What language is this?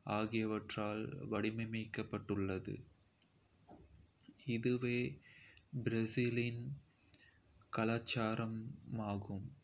Kota (India)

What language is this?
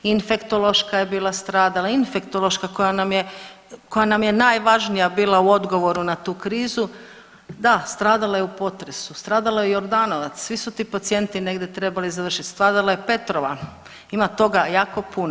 Croatian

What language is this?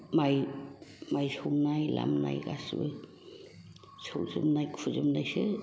Bodo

